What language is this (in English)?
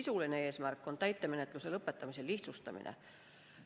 Estonian